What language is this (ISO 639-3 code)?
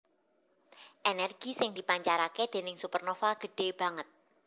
jav